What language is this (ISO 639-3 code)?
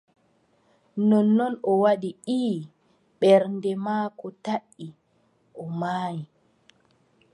fub